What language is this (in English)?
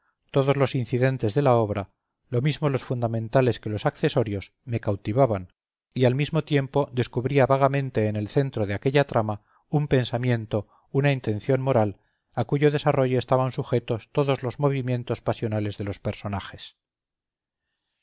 Spanish